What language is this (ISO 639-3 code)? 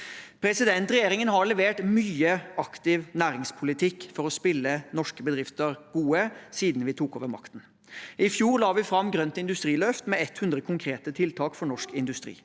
nor